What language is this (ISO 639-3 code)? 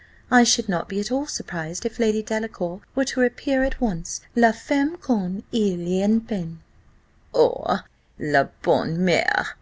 eng